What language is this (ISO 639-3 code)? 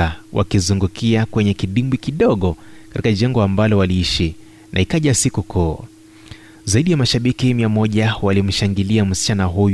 swa